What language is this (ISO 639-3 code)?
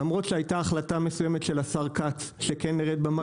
heb